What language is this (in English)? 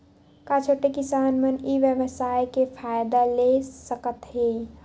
Chhattisgarhi